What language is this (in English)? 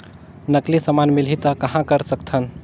Chhattisgarhi